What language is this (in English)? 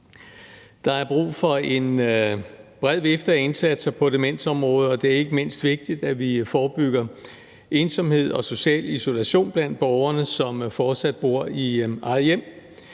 Danish